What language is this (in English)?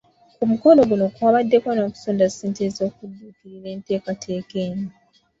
Ganda